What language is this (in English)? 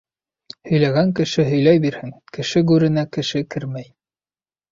Bashkir